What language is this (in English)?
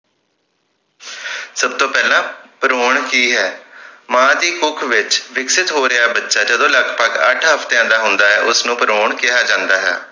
Punjabi